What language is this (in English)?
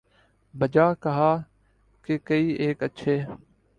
Urdu